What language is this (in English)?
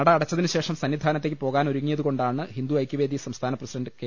Malayalam